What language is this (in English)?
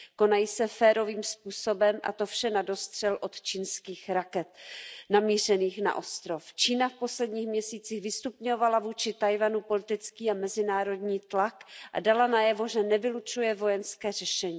Czech